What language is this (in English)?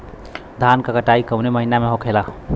Bhojpuri